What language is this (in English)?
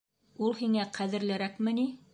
Bashkir